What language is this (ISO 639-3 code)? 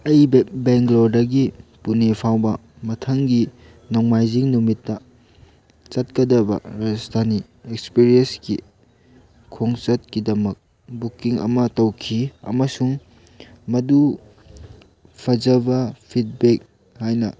mni